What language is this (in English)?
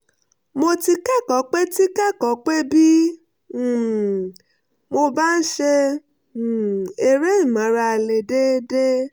Yoruba